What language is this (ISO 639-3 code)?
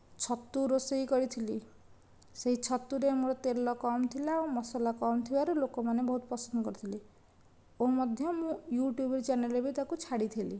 ori